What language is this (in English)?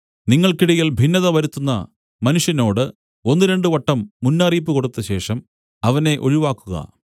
Malayalam